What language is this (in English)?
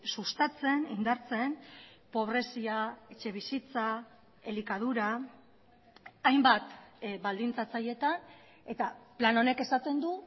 Basque